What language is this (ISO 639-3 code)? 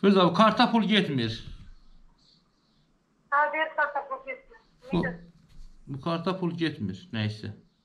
tur